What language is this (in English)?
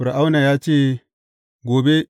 Hausa